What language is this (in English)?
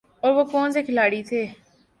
Urdu